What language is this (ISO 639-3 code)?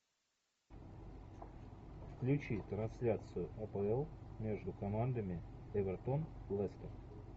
rus